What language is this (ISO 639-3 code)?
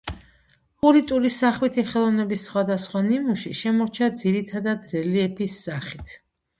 kat